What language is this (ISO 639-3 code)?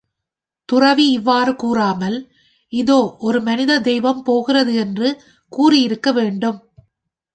tam